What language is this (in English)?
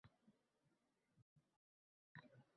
Uzbek